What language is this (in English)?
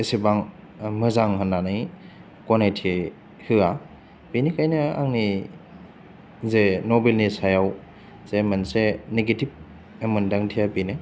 Bodo